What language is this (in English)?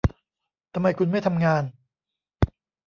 Thai